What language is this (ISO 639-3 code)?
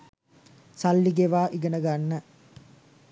sin